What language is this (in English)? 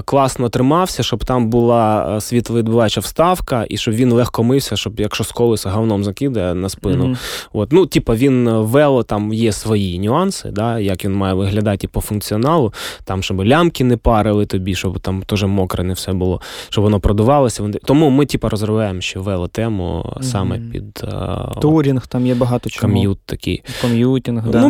Ukrainian